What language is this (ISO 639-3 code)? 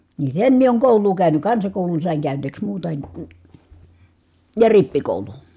fin